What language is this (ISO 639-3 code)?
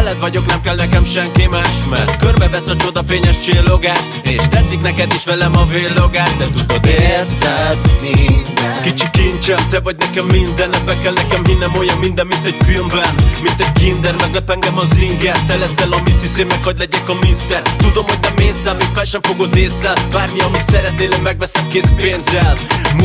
hun